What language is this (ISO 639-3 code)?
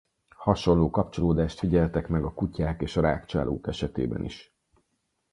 hun